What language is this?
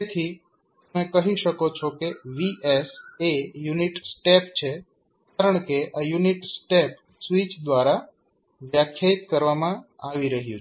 Gujarati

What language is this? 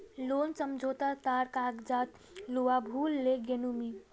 Magahi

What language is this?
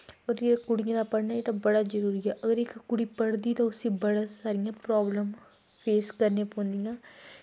Dogri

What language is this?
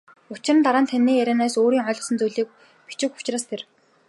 Mongolian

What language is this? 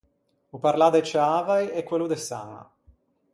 Ligurian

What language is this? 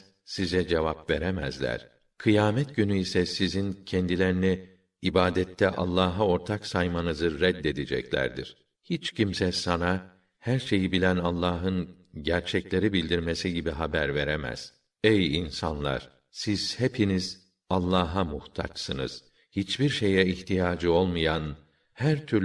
Turkish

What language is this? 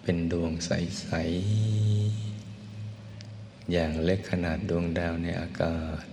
Thai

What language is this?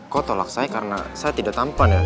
Indonesian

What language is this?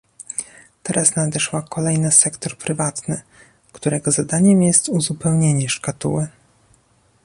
Polish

